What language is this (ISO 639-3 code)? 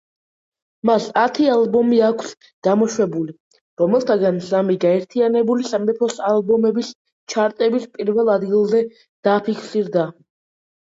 kat